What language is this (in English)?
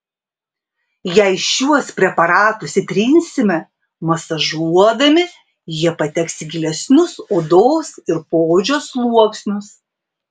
Lithuanian